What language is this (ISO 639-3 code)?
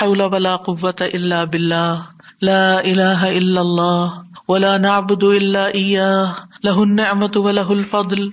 urd